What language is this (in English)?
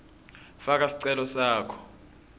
Swati